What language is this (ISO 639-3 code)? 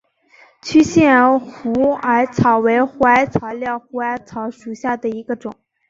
zho